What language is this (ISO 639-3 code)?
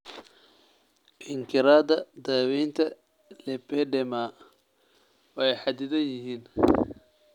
som